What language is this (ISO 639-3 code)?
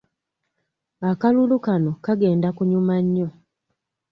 lug